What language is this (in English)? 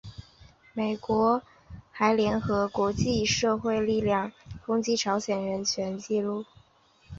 Chinese